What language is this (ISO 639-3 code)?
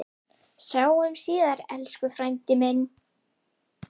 isl